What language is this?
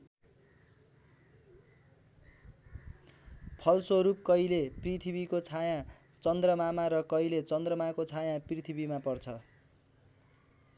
Nepali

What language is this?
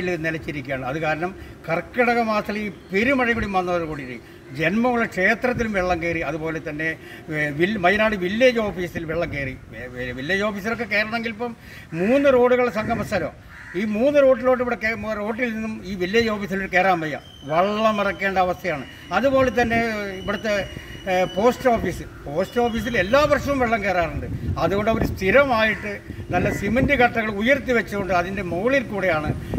Malayalam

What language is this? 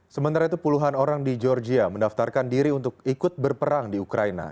Indonesian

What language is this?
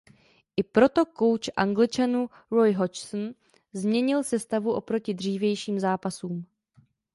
Czech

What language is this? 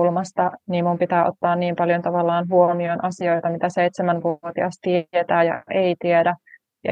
Finnish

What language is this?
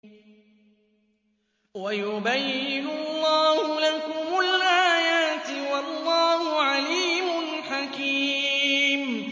Arabic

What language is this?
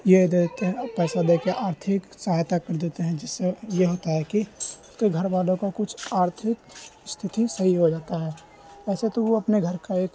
Urdu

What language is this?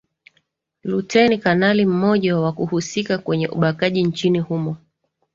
Swahili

